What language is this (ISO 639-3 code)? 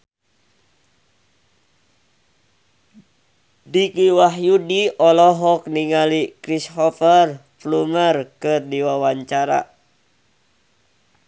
sun